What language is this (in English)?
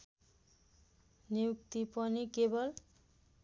Nepali